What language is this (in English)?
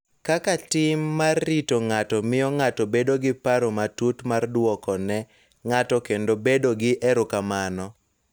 Luo (Kenya and Tanzania)